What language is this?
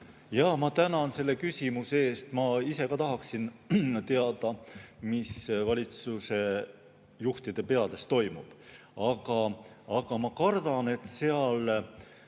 Estonian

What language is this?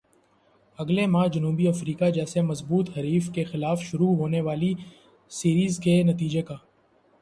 Urdu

